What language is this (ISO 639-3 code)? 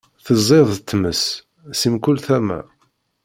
kab